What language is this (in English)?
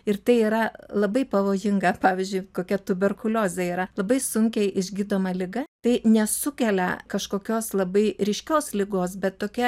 Lithuanian